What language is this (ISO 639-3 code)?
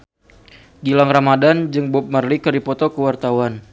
sun